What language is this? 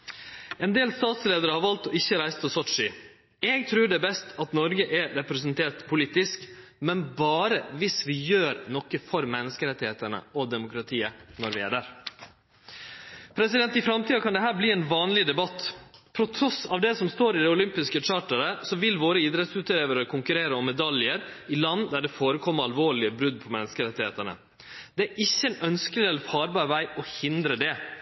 Norwegian Nynorsk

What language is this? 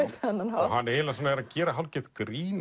Icelandic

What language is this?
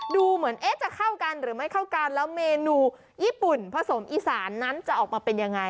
Thai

